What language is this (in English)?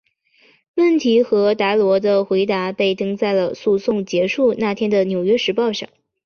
Chinese